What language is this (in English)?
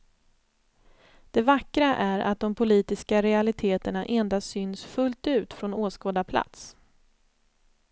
Swedish